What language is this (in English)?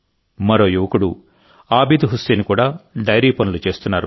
Telugu